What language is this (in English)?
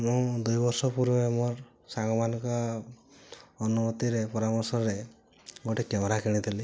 Odia